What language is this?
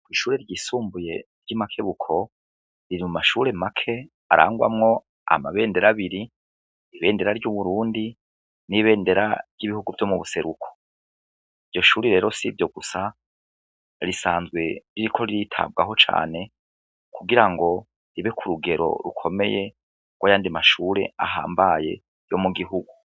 Rundi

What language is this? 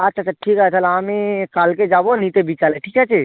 Bangla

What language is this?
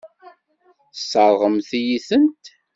Kabyle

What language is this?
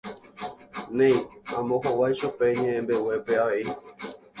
Guarani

